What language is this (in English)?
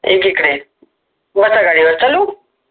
Marathi